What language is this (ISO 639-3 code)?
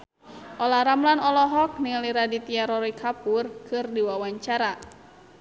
sun